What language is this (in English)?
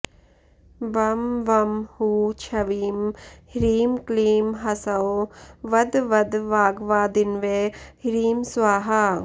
Sanskrit